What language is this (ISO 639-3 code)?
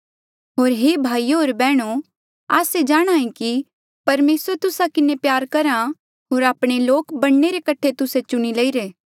mjl